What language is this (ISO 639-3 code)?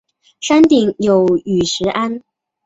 zho